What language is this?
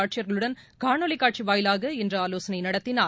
Tamil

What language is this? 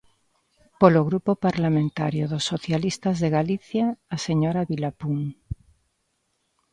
Galician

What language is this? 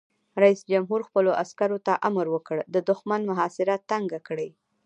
Pashto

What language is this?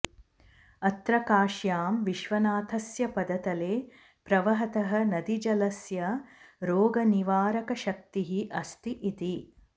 Sanskrit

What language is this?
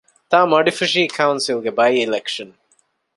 Divehi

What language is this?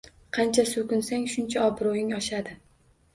Uzbek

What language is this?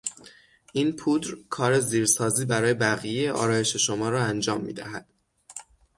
Persian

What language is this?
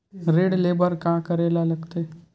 Chhattisgarhi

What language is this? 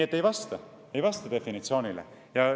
Estonian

